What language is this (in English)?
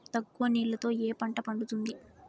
Telugu